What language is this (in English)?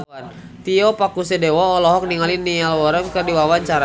Sundanese